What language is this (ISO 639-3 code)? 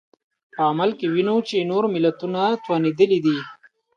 pus